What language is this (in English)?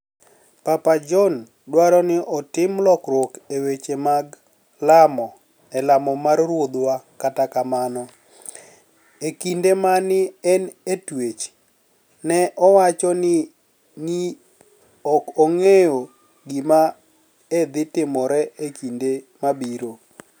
Luo (Kenya and Tanzania)